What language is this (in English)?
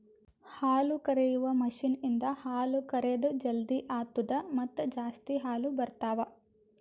Kannada